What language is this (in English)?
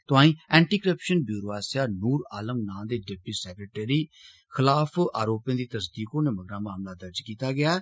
Dogri